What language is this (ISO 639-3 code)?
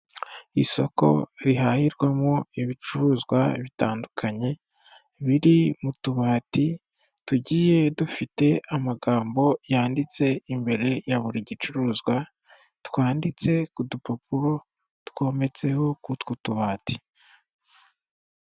kin